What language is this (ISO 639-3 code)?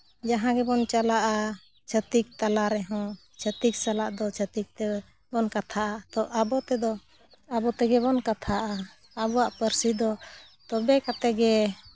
sat